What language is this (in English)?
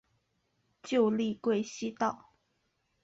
Chinese